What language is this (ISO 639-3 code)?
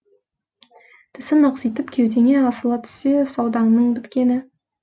kaz